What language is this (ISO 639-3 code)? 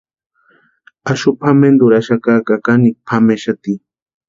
pua